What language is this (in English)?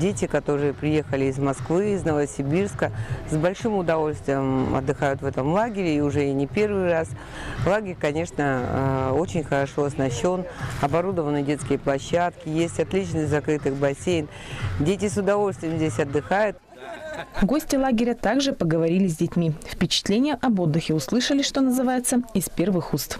Russian